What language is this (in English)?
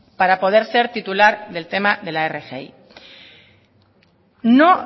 Spanish